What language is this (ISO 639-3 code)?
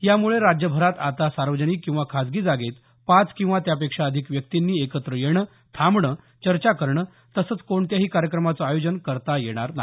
mar